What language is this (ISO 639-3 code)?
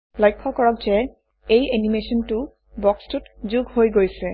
asm